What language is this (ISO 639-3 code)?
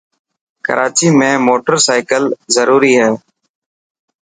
mki